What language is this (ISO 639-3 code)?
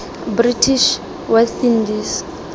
tsn